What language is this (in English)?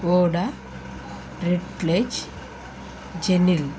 Telugu